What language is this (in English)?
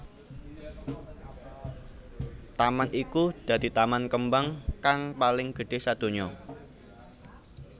Javanese